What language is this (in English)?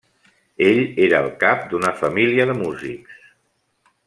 Catalan